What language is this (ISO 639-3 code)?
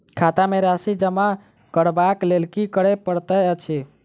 mai